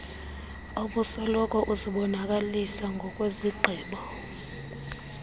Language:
Xhosa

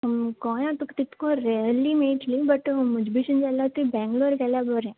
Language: Konkani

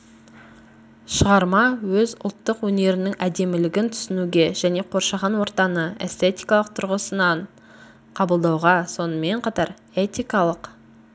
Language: Kazakh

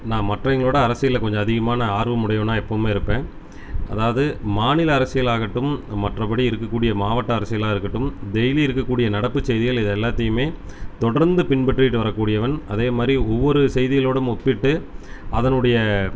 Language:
Tamil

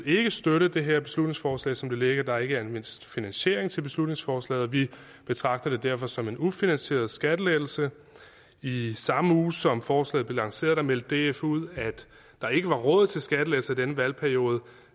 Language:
Danish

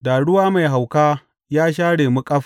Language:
Hausa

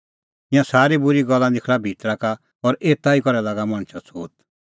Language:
Kullu Pahari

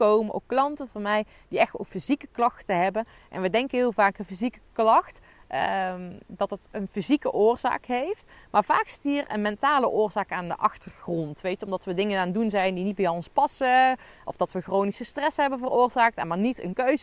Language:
Dutch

